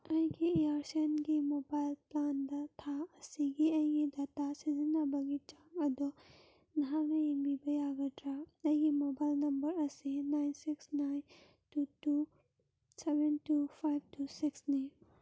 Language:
Manipuri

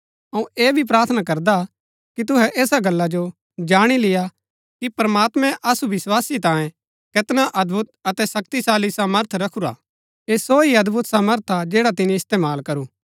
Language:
Gaddi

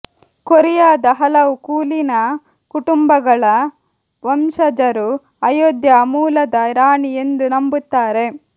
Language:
Kannada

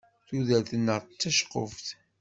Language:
Kabyle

